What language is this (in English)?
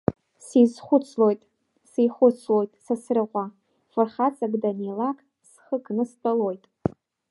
Abkhazian